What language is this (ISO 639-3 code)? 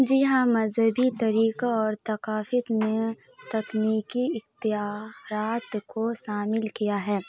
urd